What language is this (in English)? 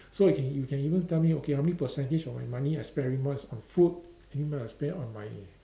English